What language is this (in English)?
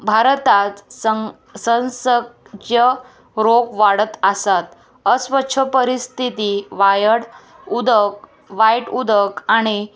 Konkani